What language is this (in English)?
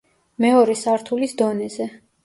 Georgian